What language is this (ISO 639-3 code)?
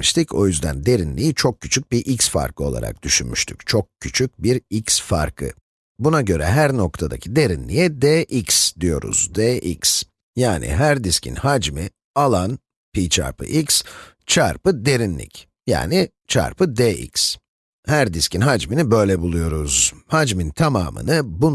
tur